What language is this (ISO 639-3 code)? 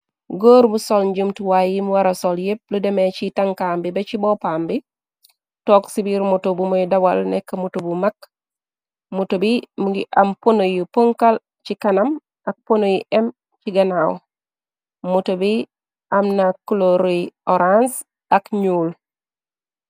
wol